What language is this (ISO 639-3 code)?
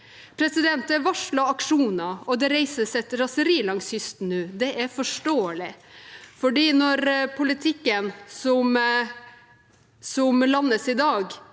nor